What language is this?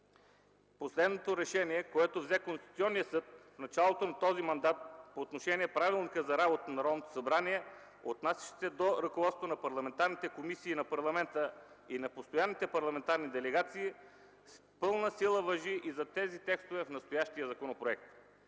Bulgarian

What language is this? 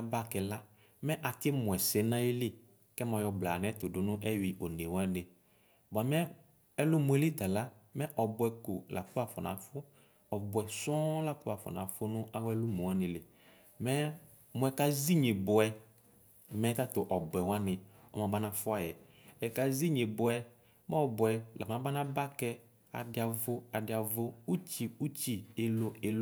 Ikposo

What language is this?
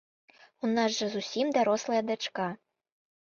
Belarusian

